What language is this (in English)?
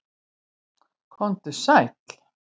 Icelandic